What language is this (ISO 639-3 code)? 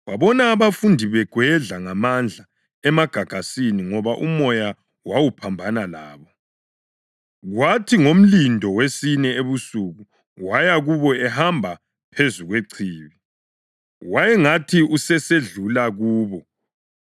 nde